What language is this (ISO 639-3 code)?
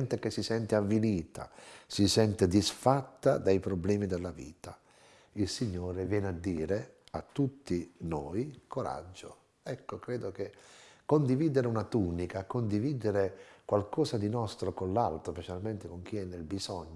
ita